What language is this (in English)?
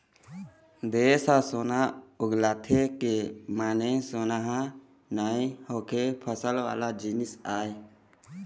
Chhattisgarhi